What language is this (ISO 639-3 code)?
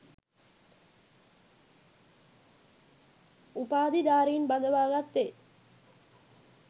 sin